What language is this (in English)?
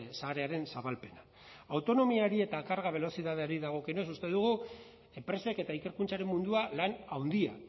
Basque